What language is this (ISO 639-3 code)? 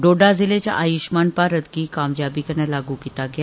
doi